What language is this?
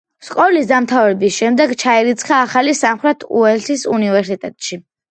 Georgian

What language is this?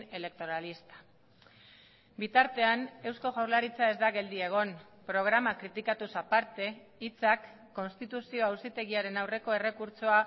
Basque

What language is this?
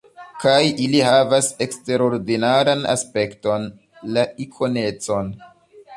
Esperanto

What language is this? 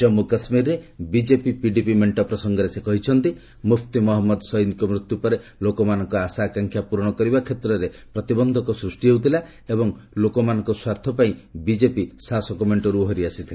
Odia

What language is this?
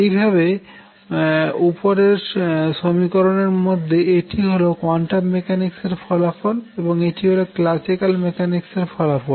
Bangla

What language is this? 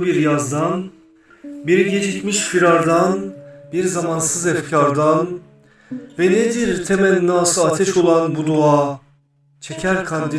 Turkish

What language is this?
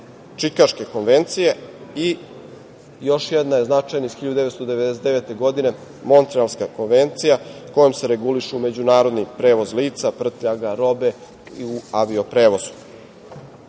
Serbian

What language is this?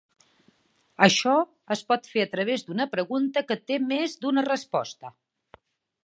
Catalan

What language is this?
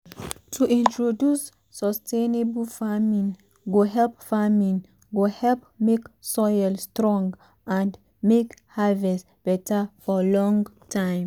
Nigerian Pidgin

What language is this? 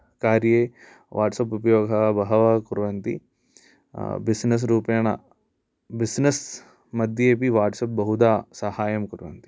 Sanskrit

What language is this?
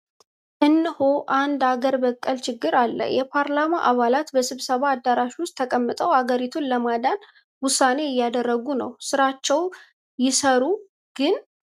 Amharic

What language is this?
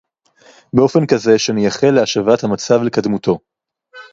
Hebrew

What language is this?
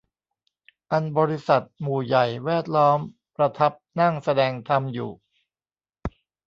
Thai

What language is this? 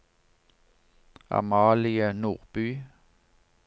Norwegian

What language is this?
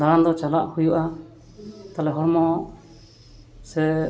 Santali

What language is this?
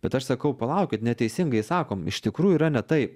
Lithuanian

